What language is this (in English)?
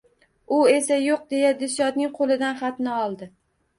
Uzbek